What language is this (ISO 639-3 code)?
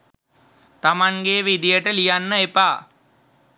sin